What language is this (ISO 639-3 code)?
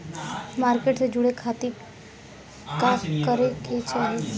bho